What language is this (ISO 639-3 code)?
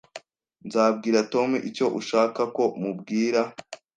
kin